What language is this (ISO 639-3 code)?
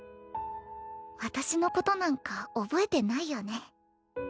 jpn